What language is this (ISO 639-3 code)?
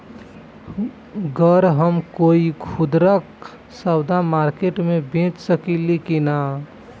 bho